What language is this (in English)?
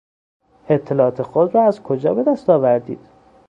Persian